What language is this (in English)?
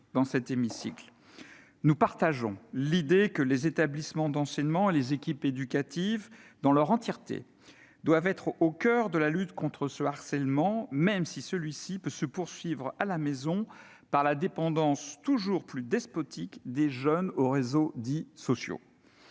French